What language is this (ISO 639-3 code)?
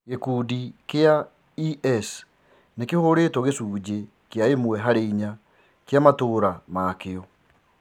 kik